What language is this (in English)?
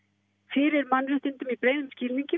Icelandic